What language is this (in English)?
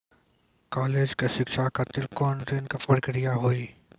Maithili